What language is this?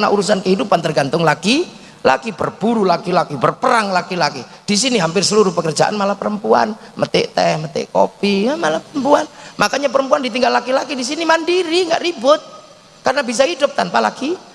Indonesian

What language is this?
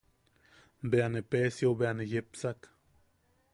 Yaqui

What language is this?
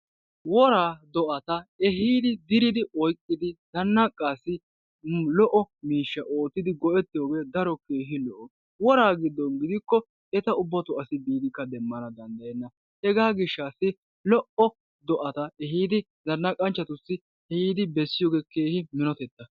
Wolaytta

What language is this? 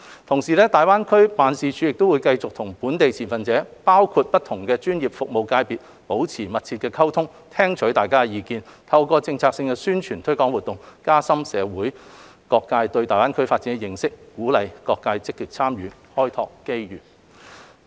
Cantonese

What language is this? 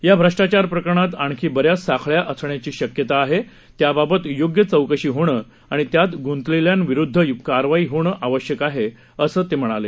Marathi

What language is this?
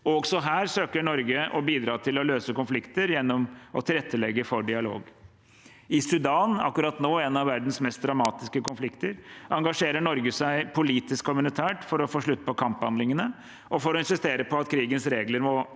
Norwegian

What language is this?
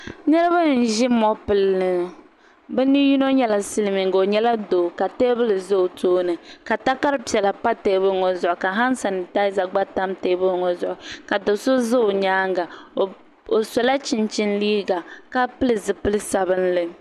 Dagbani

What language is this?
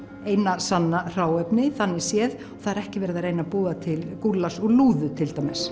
Icelandic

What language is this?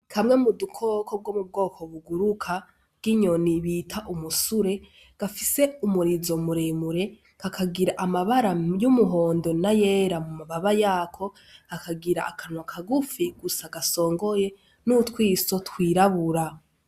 Rundi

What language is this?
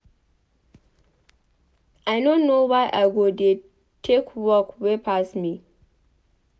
Nigerian Pidgin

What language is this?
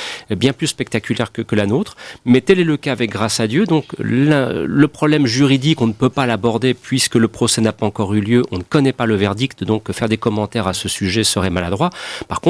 French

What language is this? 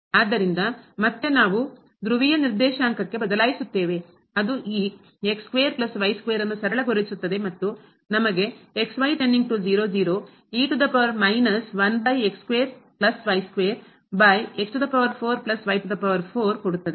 Kannada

